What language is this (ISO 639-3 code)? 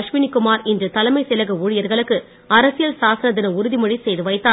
tam